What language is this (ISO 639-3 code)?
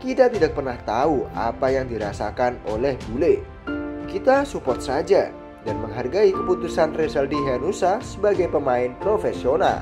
ind